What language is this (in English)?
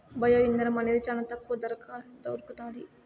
Telugu